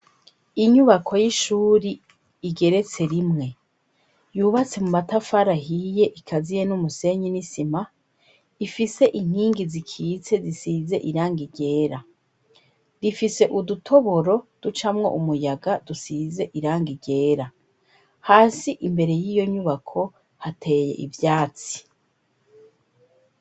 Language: Rundi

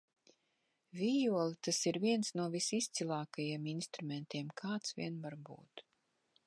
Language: Latvian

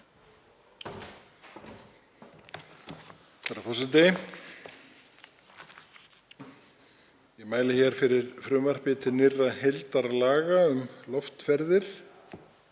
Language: Icelandic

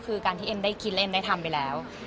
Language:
Thai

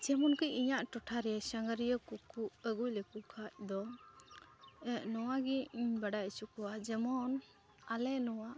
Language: Santali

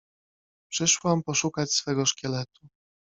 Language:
Polish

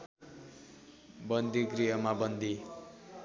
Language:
Nepali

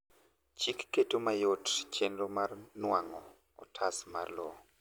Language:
Luo (Kenya and Tanzania)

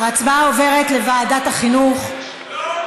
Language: Hebrew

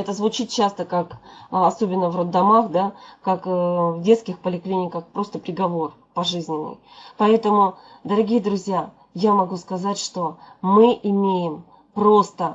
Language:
Russian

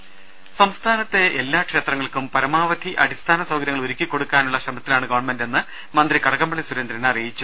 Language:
Malayalam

